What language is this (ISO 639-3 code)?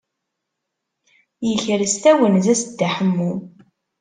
kab